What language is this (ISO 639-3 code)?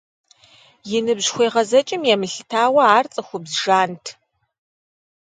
kbd